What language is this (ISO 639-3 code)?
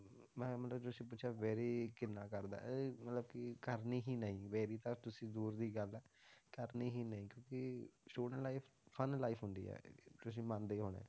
pan